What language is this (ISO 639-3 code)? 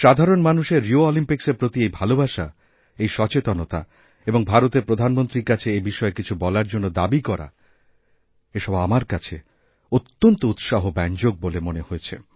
ben